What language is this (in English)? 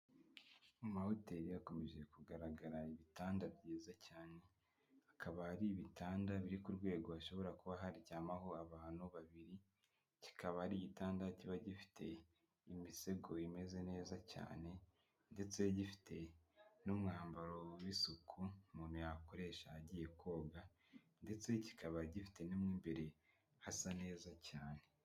Kinyarwanda